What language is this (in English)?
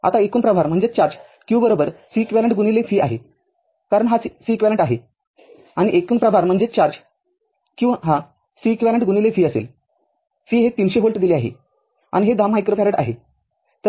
Marathi